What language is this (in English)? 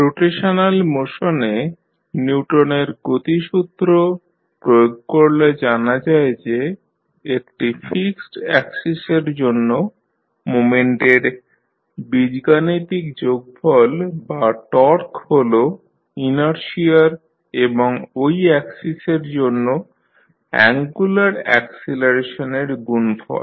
Bangla